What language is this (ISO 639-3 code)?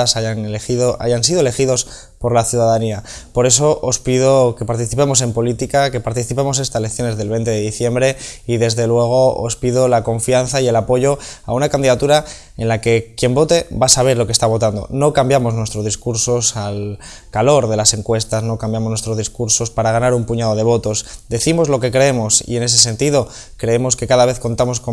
spa